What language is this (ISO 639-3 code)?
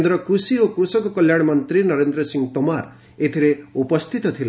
ori